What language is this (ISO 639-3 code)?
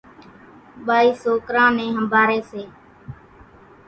gjk